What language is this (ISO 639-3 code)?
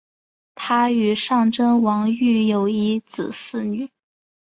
zho